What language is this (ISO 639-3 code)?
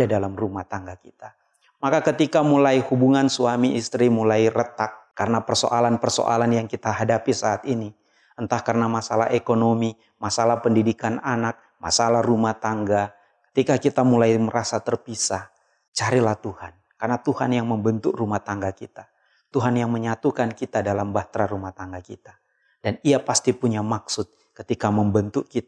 ind